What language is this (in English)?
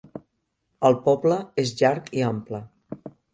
Catalan